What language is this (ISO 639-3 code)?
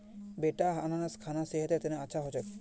mag